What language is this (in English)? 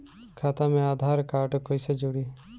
Bhojpuri